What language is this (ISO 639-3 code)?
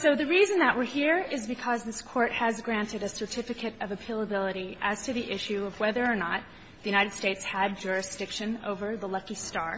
eng